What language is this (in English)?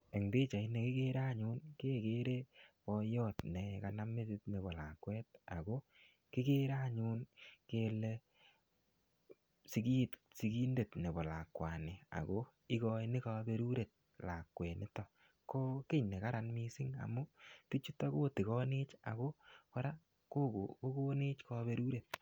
Kalenjin